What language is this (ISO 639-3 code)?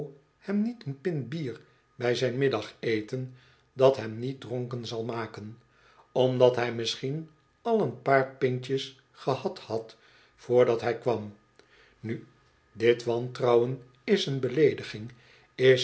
nld